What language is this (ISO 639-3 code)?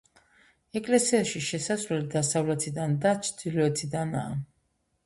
kat